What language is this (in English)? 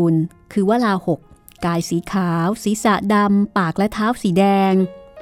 Thai